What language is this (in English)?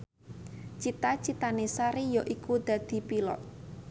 Javanese